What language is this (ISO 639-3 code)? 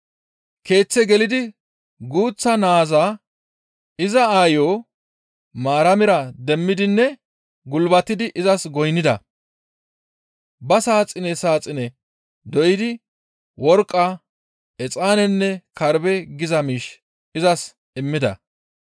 gmv